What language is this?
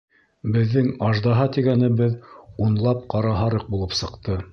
Bashkir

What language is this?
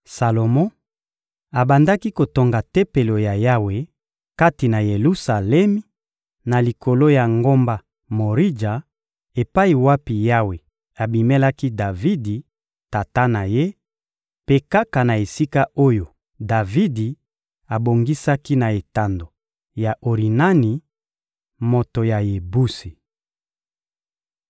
Lingala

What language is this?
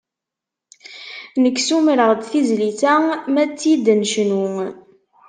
Kabyle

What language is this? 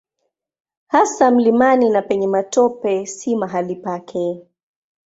Swahili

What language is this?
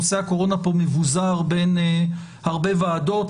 Hebrew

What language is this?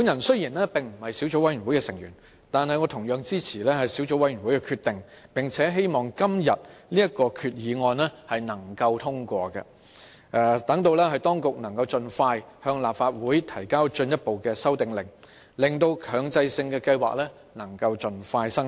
Cantonese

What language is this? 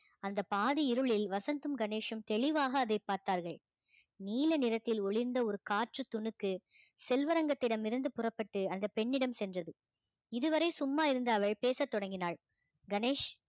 Tamil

